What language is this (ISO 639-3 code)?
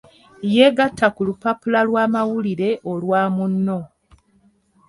lug